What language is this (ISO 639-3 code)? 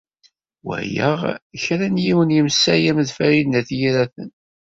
kab